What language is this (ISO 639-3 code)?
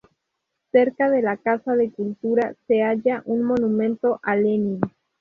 spa